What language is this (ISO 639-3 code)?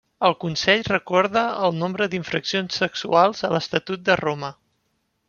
cat